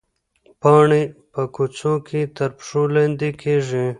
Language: Pashto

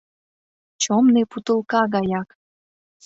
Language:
Mari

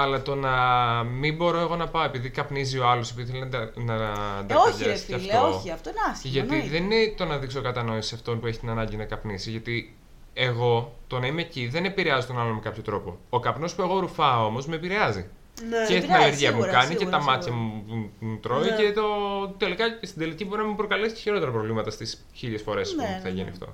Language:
Greek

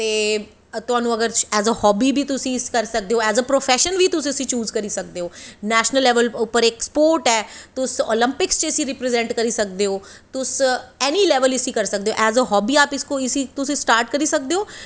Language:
Dogri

